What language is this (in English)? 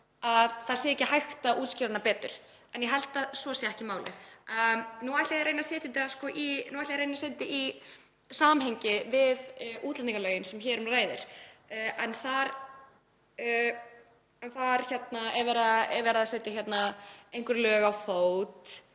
Icelandic